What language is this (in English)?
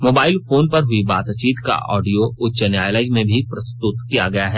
Hindi